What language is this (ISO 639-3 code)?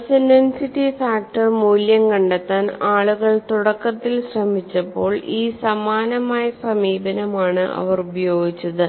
mal